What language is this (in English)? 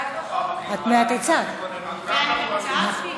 Hebrew